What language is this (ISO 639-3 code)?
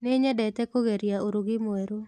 kik